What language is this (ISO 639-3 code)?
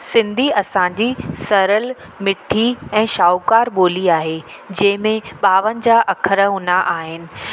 snd